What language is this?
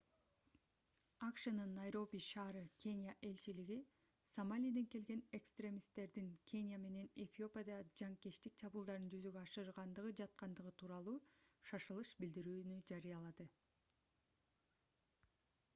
Kyrgyz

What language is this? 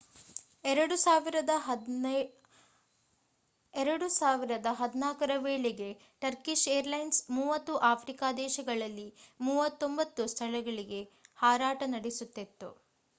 Kannada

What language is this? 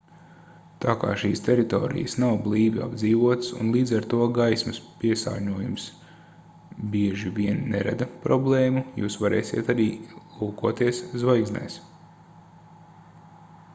Latvian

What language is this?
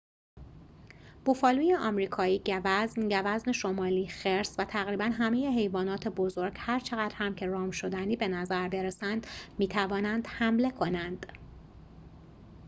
Persian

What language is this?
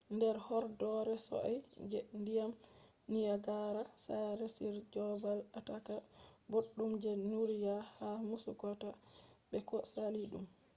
Fula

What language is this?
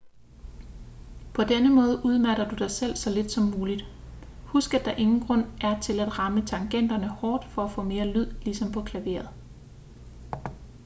Danish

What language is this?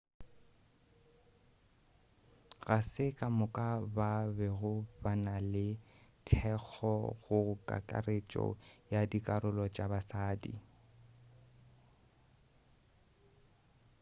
Northern Sotho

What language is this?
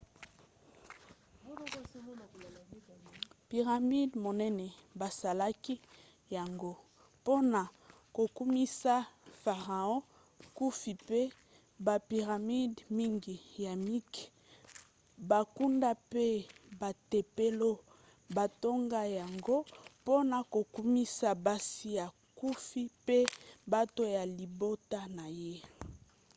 Lingala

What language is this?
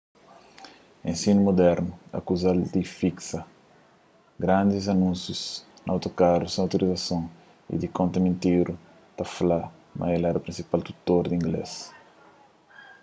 Kabuverdianu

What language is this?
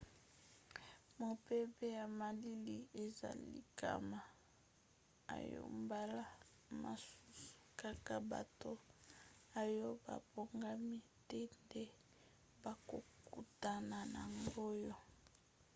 Lingala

